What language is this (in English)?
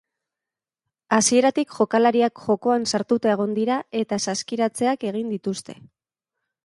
Basque